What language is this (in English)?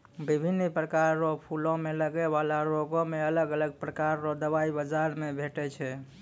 Maithili